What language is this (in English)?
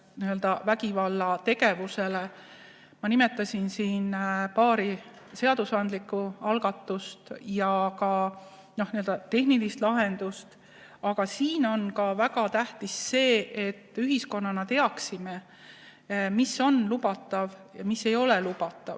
Estonian